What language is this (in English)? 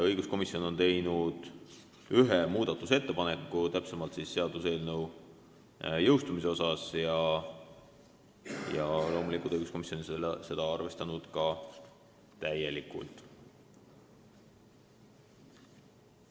Estonian